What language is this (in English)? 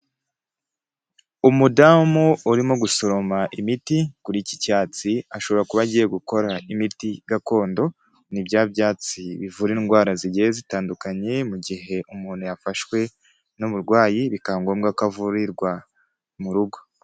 Kinyarwanda